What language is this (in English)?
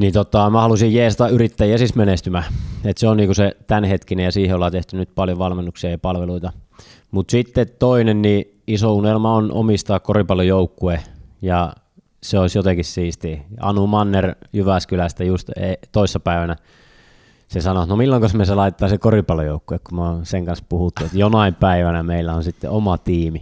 Finnish